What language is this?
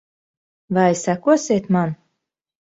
Latvian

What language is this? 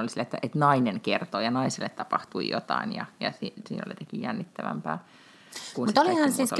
Finnish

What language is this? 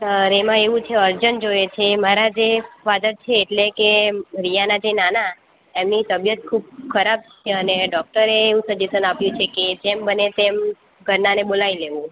Gujarati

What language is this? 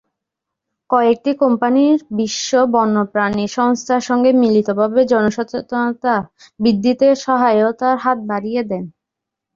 Bangla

